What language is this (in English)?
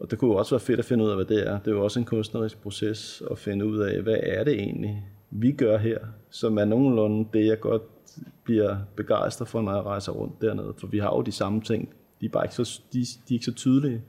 Danish